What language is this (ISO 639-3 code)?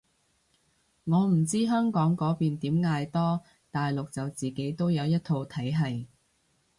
yue